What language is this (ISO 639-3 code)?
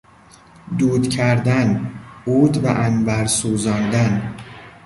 fas